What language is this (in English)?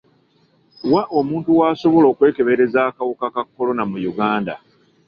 Ganda